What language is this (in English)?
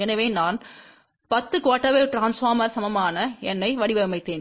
Tamil